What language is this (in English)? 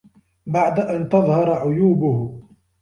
Arabic